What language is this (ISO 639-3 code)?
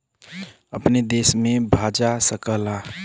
bho